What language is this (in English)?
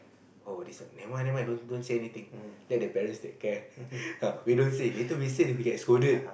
English